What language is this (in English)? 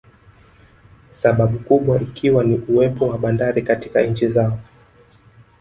Swahili